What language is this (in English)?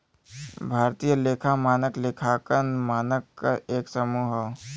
Bhojpuri